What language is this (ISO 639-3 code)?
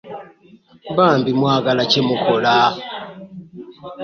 lug